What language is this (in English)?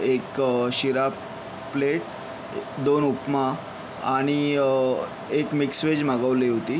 Marathi